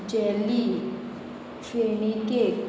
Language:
Konkani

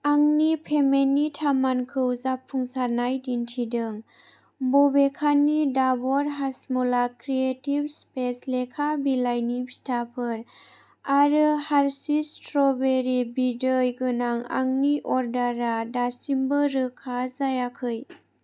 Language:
Bodo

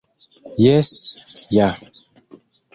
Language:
Esperanto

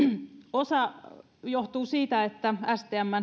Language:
Finnish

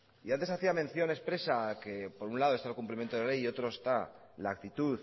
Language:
Spanish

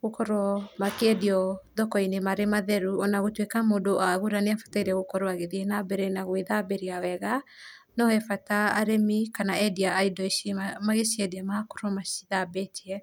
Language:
Kikuyu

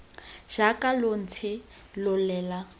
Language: Tswana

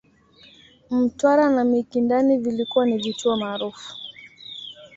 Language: Swahili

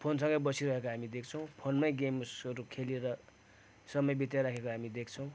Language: Nepali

